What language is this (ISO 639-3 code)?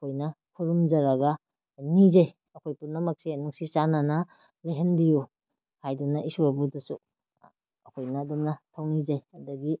mni